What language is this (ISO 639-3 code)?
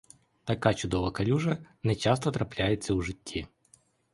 ukr